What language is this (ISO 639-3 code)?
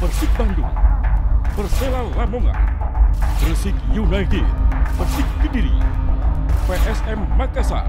ind